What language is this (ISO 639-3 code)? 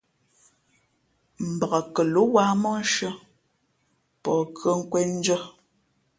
fmp